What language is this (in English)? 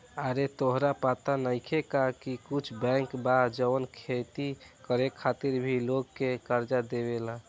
Bhojpuri